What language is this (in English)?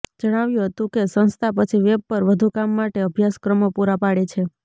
Gujarati